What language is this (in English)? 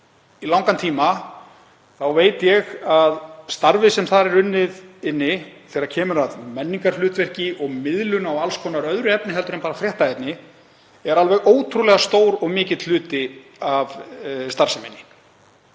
Icelandic